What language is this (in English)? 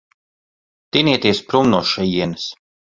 Latvian